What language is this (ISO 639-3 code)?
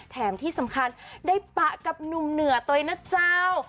tha